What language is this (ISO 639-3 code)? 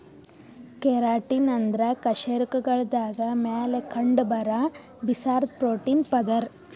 kan